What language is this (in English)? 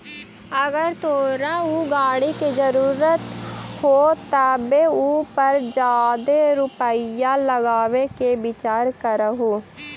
Magahi